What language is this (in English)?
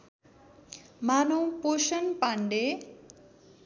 Nepali